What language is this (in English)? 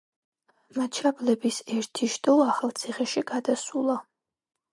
Georgian